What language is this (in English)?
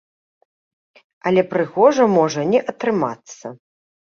Belarusian